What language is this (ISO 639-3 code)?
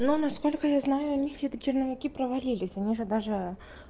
rus